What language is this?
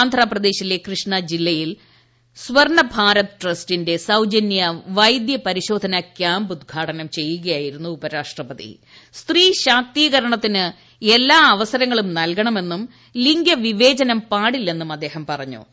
Malayalam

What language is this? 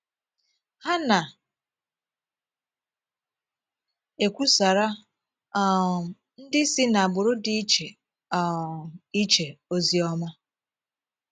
Igbo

